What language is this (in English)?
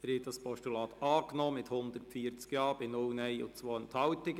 Swiss German